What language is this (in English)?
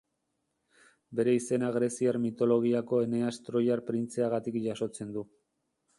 Basque